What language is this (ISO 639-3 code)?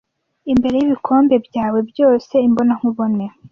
kin